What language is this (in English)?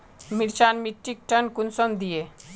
Magahi